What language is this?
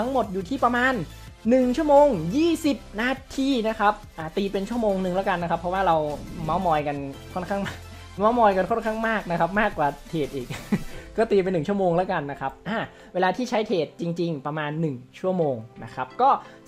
Thai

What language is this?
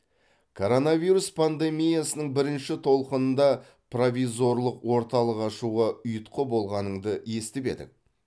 Kazakh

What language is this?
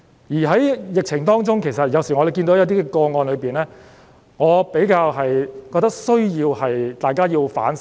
Cantonese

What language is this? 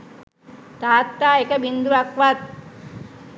Sinhala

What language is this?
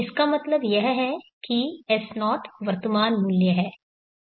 Hindi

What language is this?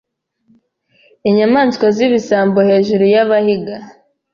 Kinyarwanda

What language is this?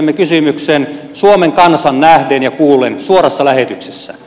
Finnish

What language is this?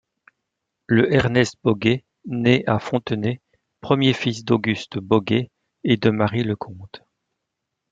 French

